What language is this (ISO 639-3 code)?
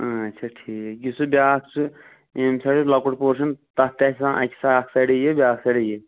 kas